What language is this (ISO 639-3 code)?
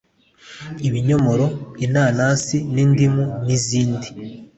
kin